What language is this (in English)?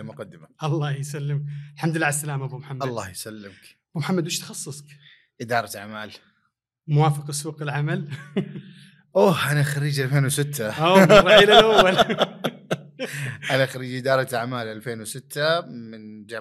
Arabic